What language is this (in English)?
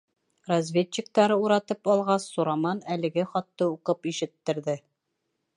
Bashkir